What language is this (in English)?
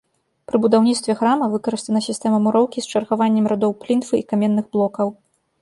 Belarusian